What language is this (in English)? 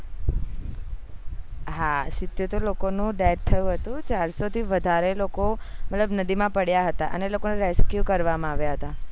Gujarati